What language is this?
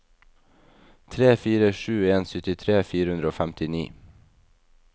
Norwegian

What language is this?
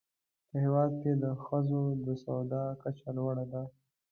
Pashto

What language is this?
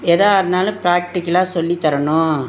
Tamil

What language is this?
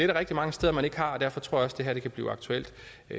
Danish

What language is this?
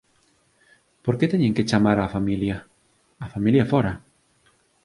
Galician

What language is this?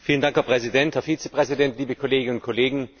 German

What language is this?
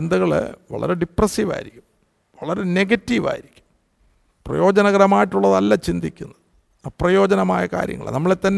Malayalam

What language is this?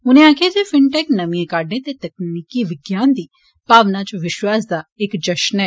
Dogri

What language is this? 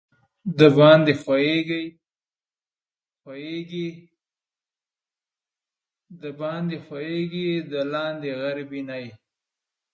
Pashto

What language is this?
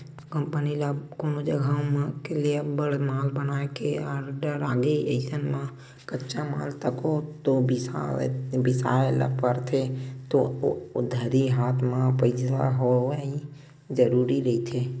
Chhattisgarhi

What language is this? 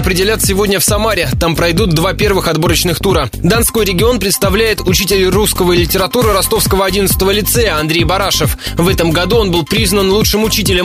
Russian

